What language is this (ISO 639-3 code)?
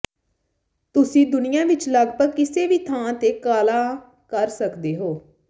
pan